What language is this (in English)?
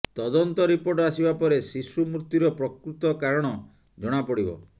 Odia